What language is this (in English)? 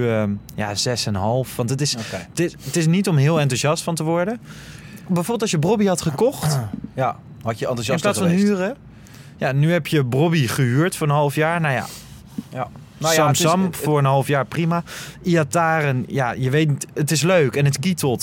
Dutch